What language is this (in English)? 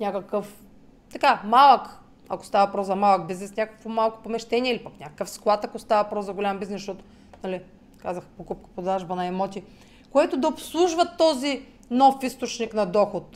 Bulgarian